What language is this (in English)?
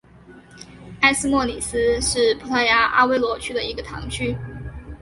Chinese